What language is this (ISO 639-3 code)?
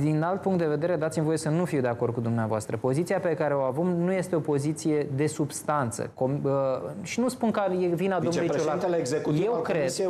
ron